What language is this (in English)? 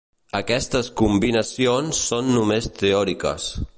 Catalan